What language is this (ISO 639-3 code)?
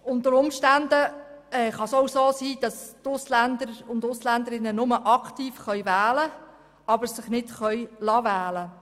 gsw